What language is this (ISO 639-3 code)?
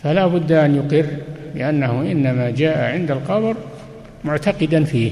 ara